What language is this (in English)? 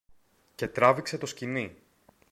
Greek